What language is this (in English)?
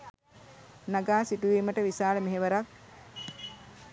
Sinhala